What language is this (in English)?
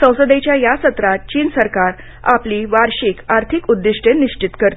Marathi